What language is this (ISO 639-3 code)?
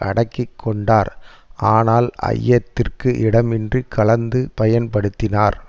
tam